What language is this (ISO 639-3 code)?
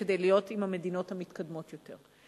heb